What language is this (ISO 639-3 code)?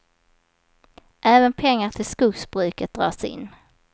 swe